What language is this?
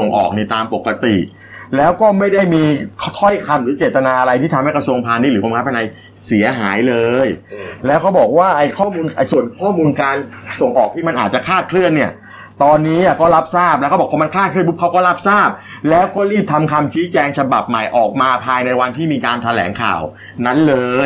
Thai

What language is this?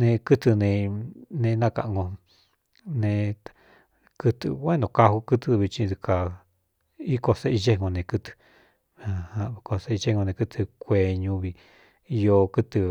Cuyamecalco Mixtec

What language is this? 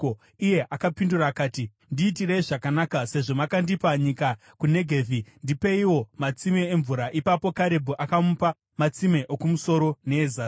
Shona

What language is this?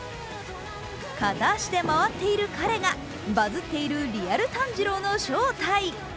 Japanese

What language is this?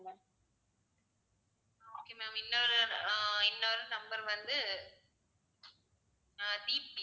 Tamil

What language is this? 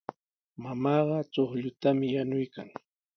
Sihuas Ancash Quechua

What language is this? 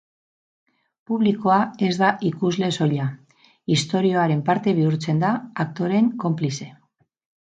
Basque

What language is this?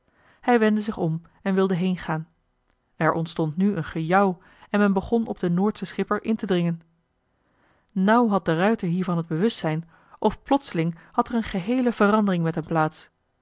Dutch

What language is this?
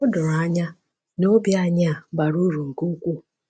Igbo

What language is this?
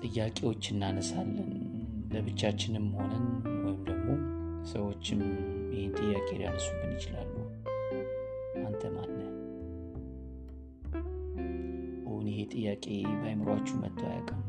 Amharic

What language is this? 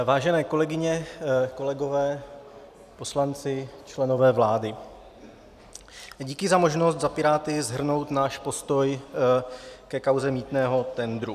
Czech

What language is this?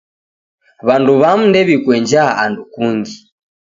Taita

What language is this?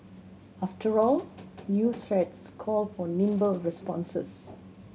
English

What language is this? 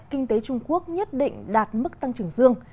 Vietnamese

